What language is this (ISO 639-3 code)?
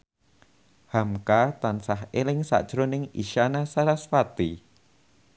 jav